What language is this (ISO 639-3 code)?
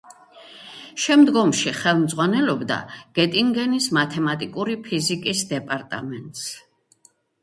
kat